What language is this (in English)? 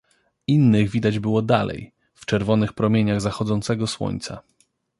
Polish